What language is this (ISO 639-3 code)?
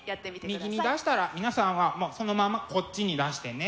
jpn